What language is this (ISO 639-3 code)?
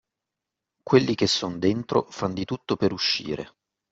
ita